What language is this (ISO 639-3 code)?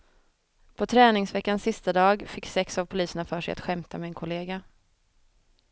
swe